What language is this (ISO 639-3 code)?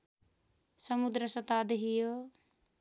nep